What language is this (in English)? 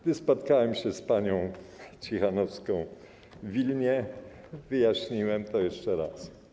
Polish